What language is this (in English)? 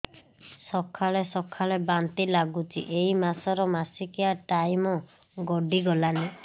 Odia